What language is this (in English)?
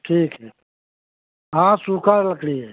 Hindi